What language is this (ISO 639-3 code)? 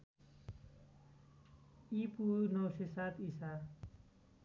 nep